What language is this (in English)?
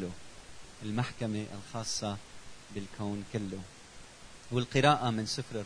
Arabic